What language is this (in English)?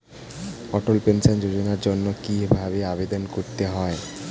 Bangla